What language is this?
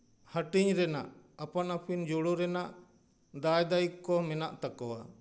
Santali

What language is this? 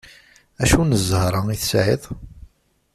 Kabyle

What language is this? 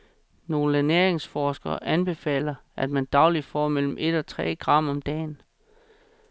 Danish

